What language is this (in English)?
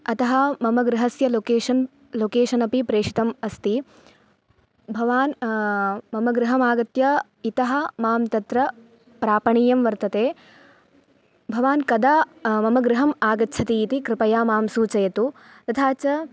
Sanskrit